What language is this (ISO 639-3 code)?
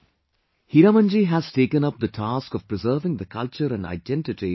eng